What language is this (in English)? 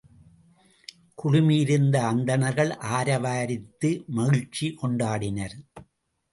Tamil